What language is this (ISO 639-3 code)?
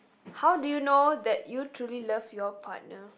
eng